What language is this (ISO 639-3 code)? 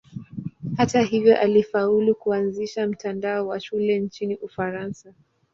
swa